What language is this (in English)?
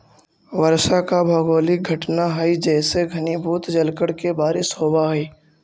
Magahi